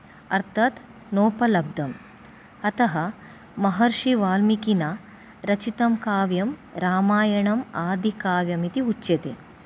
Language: Sanskrit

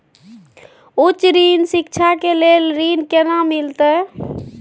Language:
Maithili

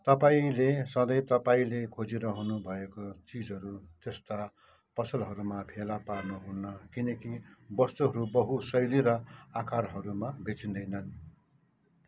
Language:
Nepali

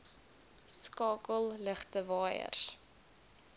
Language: Afrikaans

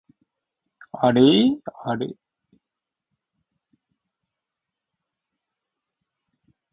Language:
Japanese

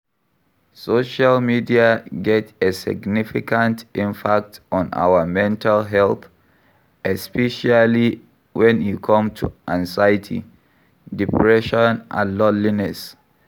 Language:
Nigerian Pidgin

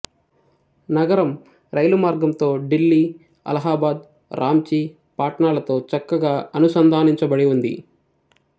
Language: Telugu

